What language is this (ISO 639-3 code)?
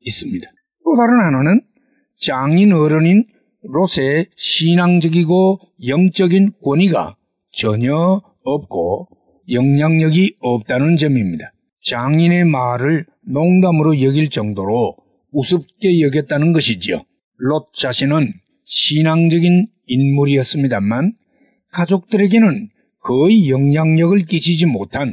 kor